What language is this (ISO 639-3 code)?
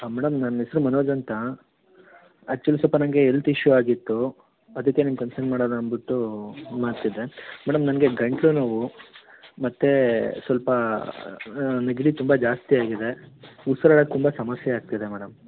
kan